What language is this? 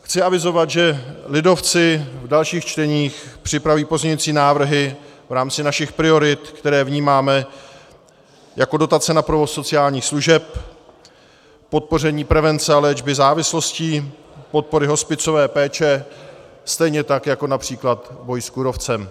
Czech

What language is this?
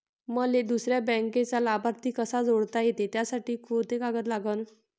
Marathi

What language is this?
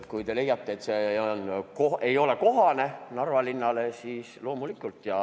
Estonian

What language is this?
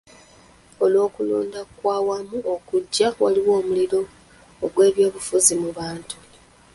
Ganda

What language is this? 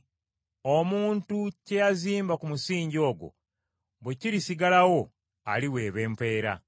Ganda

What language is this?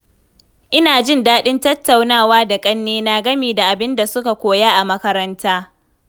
Hausa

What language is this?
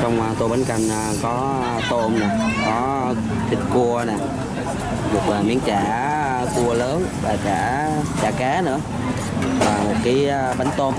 Vietnamese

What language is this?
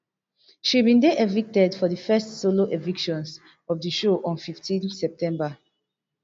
Nigerian Pidgin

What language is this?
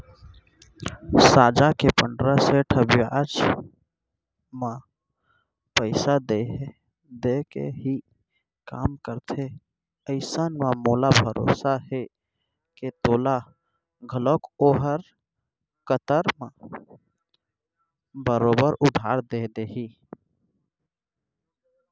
Chhattisgarhi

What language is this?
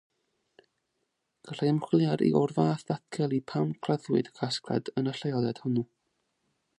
Welsh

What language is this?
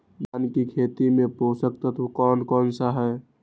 Magahi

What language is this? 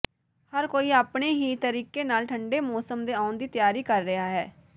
Punjabi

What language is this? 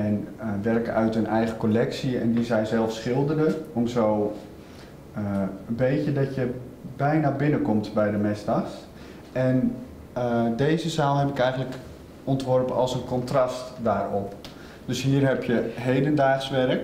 Dutch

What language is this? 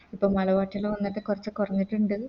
Malayalam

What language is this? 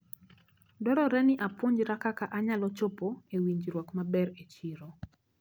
Luo (Kenya and Tanzania)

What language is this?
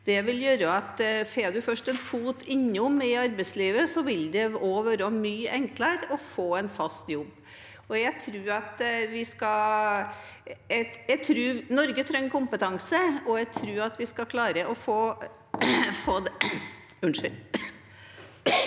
Norwegian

